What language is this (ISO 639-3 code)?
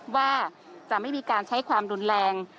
tha